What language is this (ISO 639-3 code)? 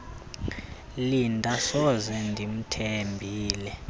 xho